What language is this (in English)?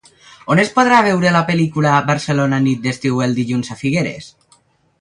Catalan